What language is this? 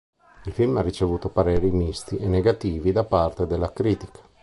Italian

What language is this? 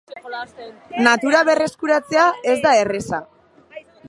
Basque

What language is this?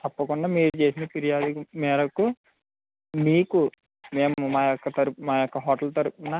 Telugu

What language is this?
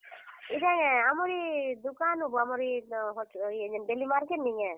Odia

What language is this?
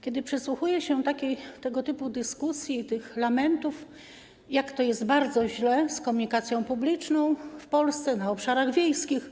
Polish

